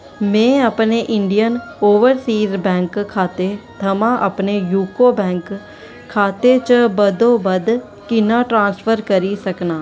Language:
Dogri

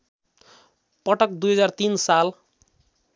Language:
Nepali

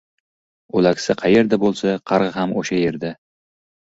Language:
Uzbek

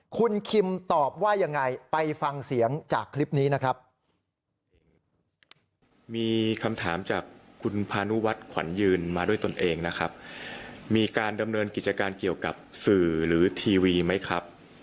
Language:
Thai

